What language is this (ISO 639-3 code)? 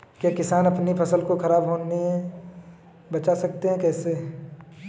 hin